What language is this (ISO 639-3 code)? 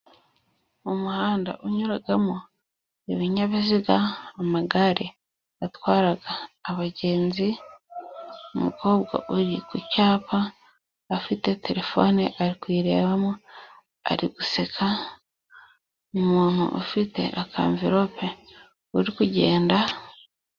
kin